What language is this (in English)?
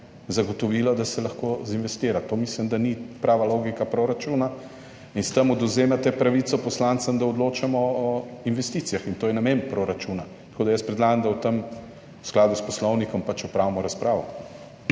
Slovenian